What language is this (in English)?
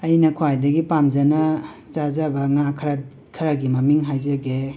Manipuri